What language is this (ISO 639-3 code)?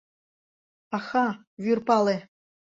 chm